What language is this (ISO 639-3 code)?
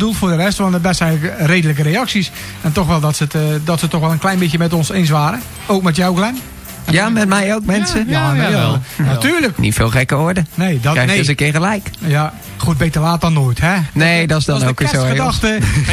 nld